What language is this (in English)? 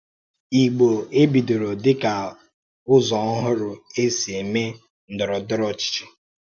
Igbo